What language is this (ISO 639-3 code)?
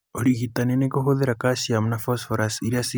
kik